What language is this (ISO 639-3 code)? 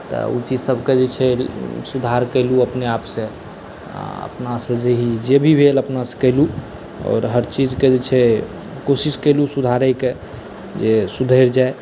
mai